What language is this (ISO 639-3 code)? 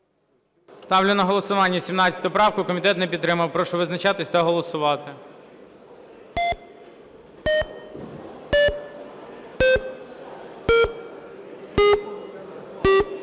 ukr